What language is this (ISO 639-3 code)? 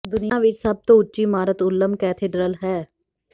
pan